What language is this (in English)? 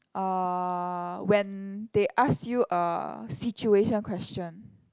English